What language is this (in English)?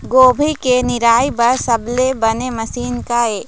Chhattisgarhi